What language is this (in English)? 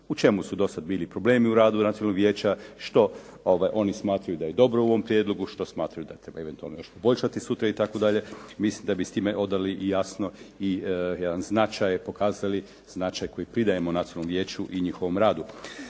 Croatian